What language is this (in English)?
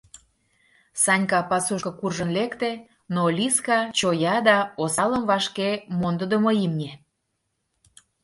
Mari